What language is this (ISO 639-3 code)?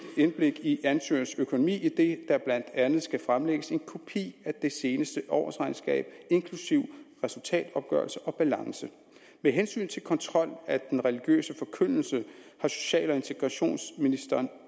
dan